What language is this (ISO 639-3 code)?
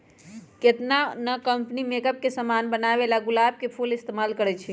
mag